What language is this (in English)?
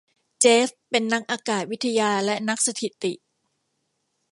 Thai